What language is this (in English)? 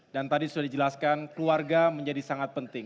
Indonesian